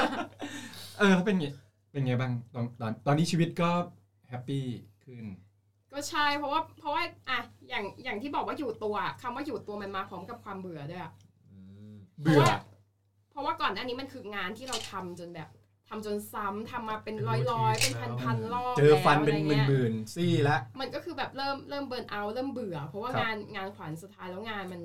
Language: Thai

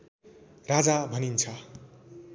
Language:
Nepali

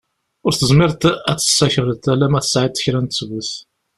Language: Kabyle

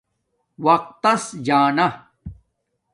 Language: Domaaki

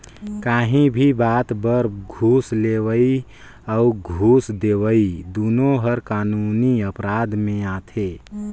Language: Chhattisgarhi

